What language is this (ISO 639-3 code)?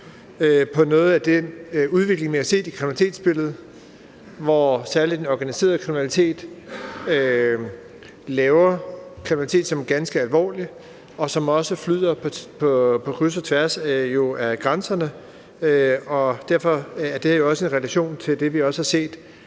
dan